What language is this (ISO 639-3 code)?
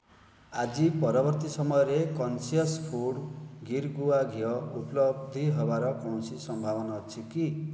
ori